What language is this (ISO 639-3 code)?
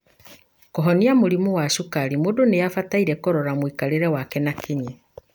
kik